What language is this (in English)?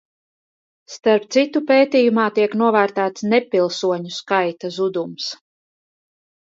Latvian